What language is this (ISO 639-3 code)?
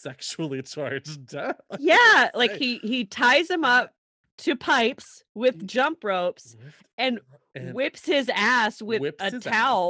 eng